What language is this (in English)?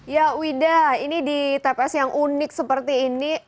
Indonesian